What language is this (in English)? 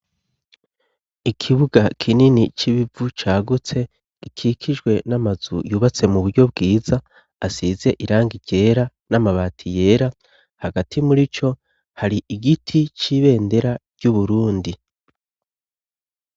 Rundi